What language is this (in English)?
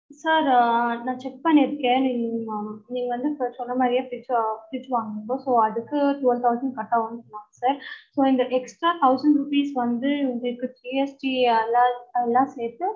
Tamil